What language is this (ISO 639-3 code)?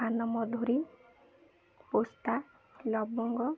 ori